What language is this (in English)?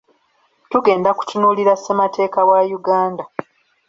Ganda